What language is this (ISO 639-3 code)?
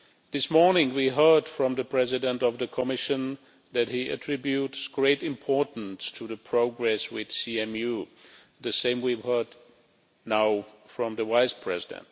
eng